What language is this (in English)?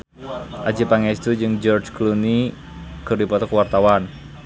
Sundanese